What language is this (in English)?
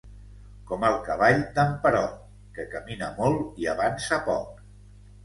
Catalan